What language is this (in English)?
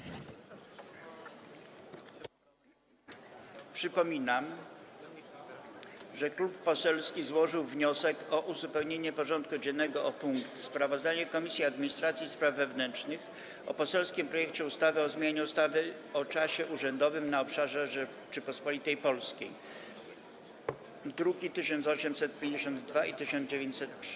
Polish